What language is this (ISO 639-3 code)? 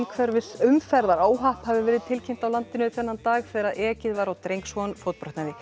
isl